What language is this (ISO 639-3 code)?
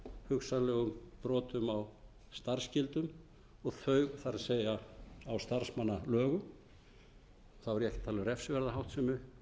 isl